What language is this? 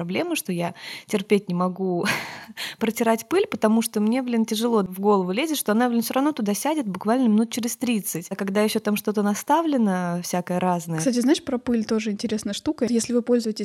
Russian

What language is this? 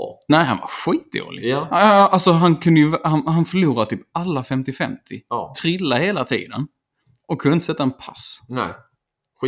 Swedish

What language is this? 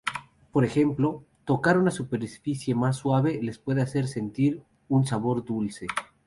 Spanish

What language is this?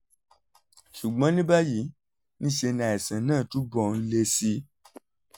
Yoruba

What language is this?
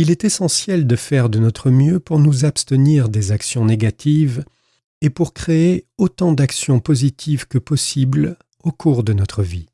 French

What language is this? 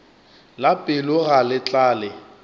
Northern Sotho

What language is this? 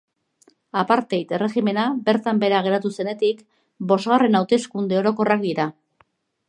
Basque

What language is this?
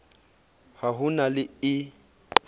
Southern Sotho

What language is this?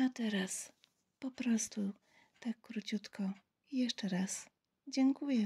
Polish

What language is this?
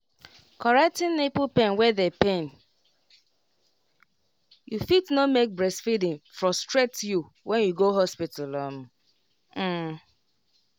Nigerian Pidgin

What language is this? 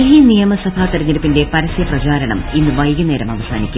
Malayalam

